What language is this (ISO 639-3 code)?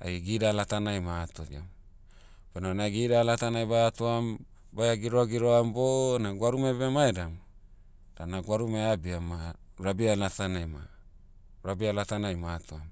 meu